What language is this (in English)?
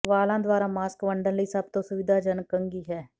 Punjabi